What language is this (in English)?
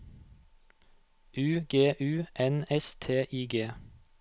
Norwegian